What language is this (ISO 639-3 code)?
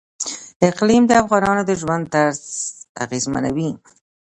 pus